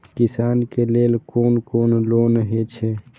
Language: Maithili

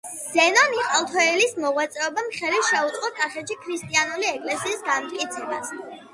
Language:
Georgian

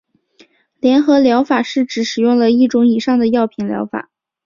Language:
Chinese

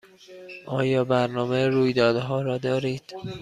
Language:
Persian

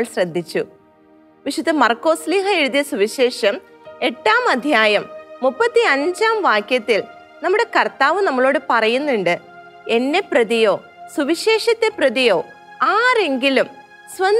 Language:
Malayalam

